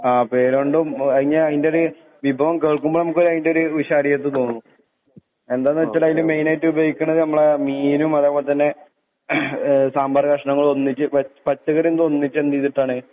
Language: Malayalam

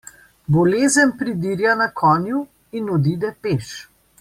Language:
Slovenian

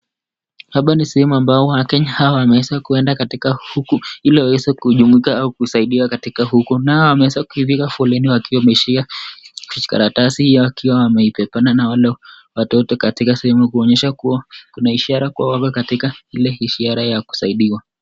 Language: Swahili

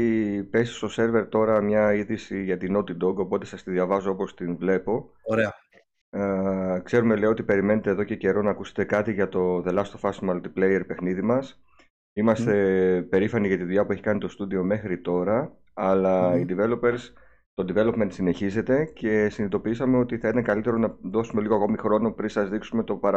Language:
Greek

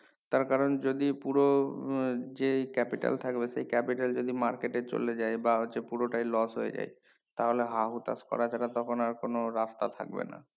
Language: Bangla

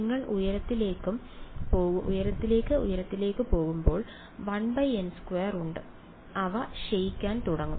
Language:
Malayalam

